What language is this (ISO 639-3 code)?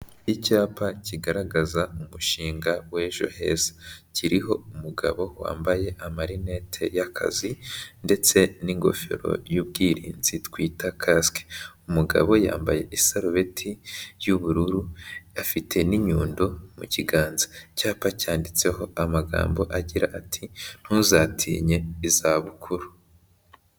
kin